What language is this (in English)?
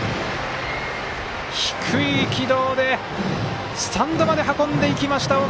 Japanese